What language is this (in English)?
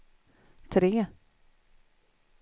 Swedish